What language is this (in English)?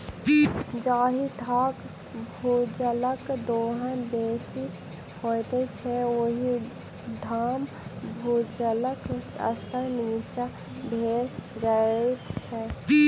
Maithili